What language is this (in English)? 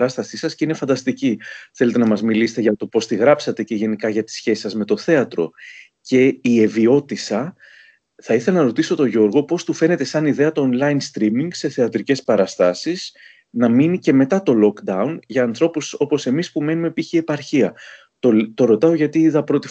Greek